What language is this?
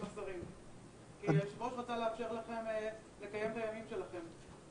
Hebrew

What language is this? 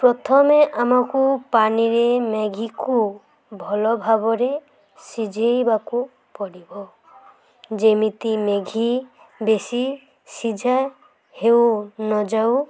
Odia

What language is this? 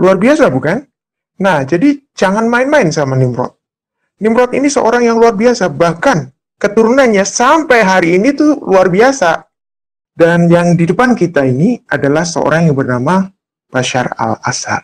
Indonesian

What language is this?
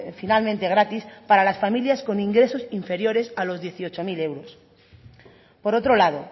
Spanish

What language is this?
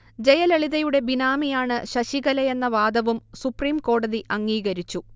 Malayalam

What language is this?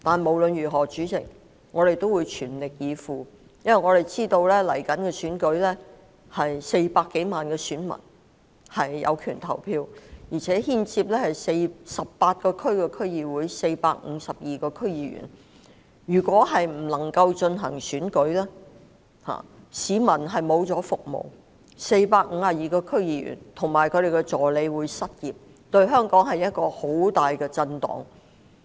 Cantonese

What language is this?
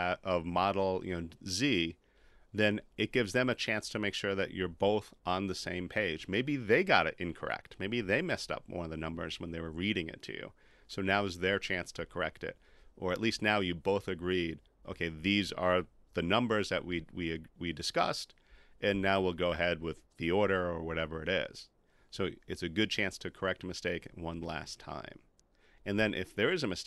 English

